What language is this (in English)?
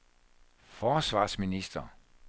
Danish